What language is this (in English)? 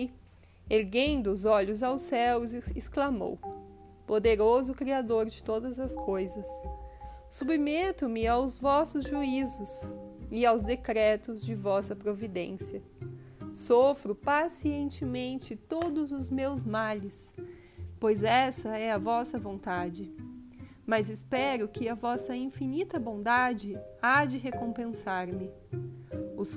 Portuguese